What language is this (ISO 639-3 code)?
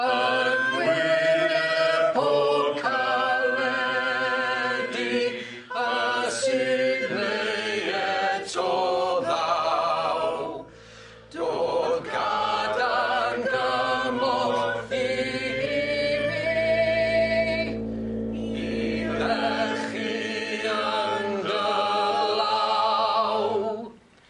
cym